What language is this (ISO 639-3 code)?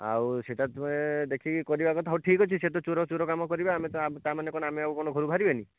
ori